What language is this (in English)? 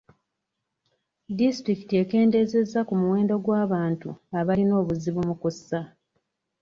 Ganda